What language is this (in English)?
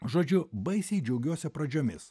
Lithuanian